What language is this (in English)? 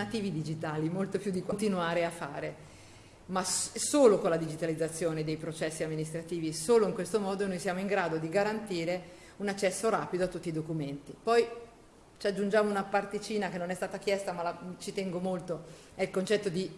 Italian